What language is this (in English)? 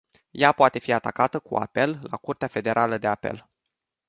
Romanian